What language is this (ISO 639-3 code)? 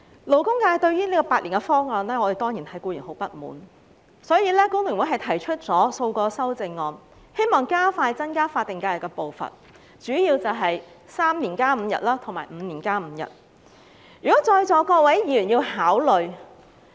yue